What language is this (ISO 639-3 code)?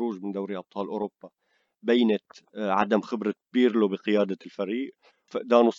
ara